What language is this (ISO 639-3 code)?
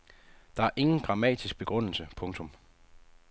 dan